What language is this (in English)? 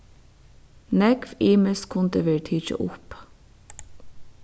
Faroese